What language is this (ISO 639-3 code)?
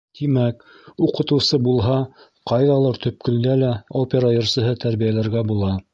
bak